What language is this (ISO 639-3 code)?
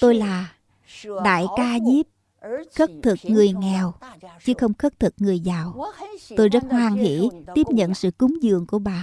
vie